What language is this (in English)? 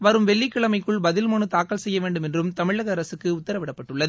Tamil